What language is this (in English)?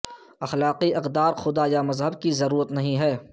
Urdu